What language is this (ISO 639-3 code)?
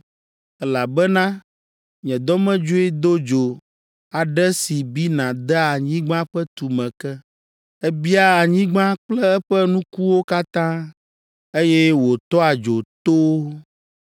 ewe